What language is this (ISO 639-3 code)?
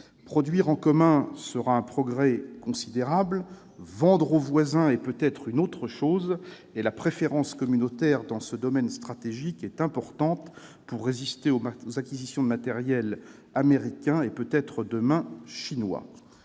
fra